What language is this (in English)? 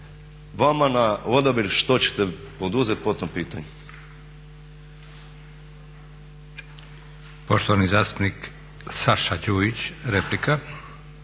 Croatian